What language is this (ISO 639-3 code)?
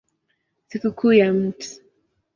swa